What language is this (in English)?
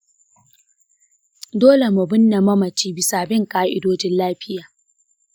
Hausa